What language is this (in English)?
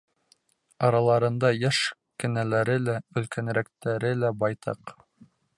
Bashkir